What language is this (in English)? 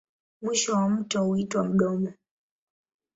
Swahili